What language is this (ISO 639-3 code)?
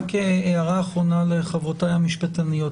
heb